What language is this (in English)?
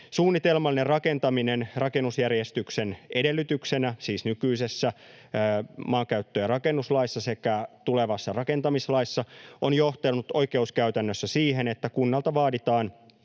Finnish